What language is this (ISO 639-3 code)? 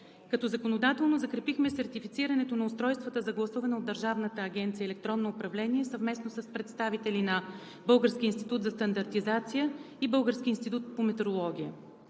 bul